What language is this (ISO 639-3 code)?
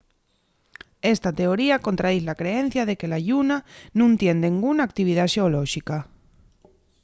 ast